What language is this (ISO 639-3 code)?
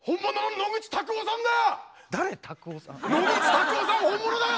jpn